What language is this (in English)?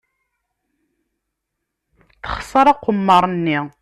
Kabyle